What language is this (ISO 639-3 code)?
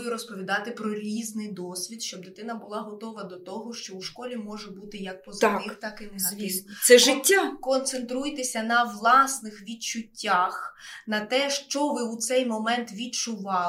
ukr